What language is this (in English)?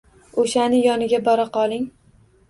Uzbek